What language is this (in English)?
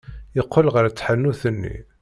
Kabyle